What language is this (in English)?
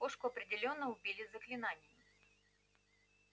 Russian